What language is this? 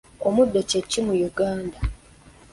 Ganda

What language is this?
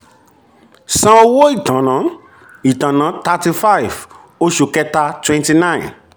Yoruba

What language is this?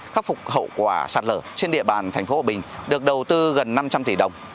Vietnamese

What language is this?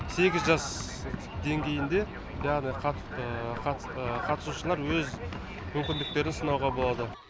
Kazakh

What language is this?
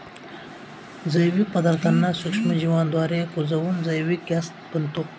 Marathi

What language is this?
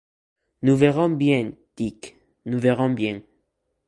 French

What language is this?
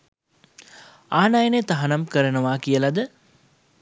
Sinhala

